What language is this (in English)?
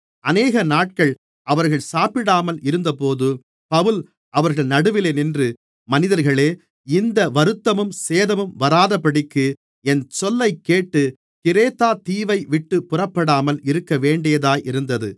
Tamil